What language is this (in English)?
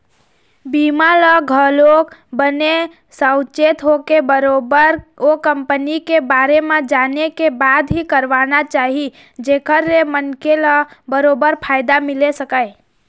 Chhattisgarhi